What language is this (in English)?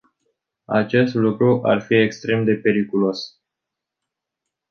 Romanian